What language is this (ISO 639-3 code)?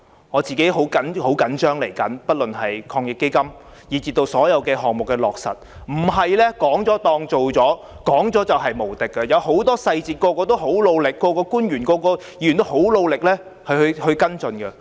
yue